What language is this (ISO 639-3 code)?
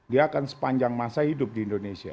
ind